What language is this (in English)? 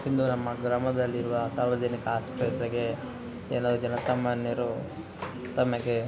Kannada